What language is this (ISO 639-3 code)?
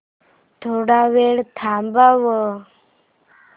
mar